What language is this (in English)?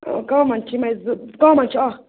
Kashmiri